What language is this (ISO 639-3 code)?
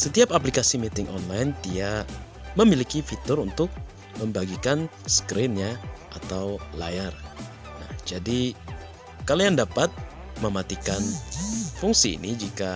ind